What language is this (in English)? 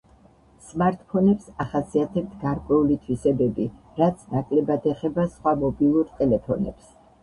Georgian